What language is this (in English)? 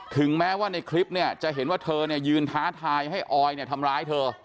Thai